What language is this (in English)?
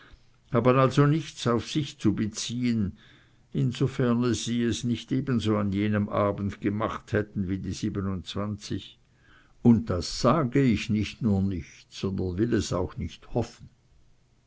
German